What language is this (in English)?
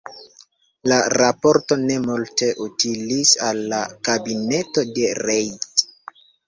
Esperanto